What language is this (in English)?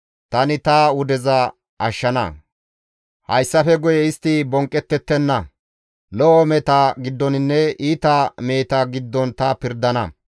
Gamo